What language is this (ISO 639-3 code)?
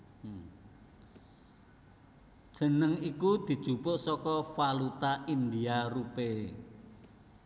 jav